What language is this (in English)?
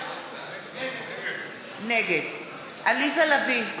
Hebrew